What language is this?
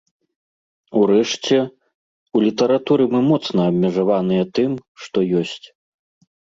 Belarusian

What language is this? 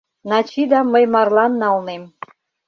Mari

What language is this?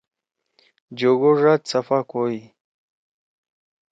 Torwali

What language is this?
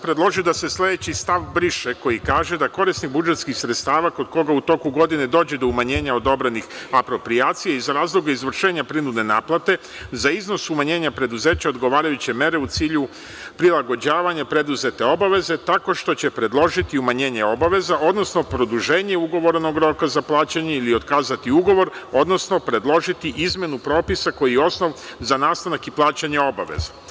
Serbian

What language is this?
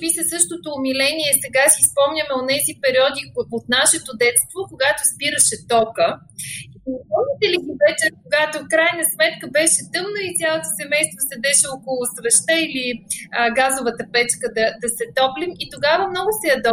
Bulgarian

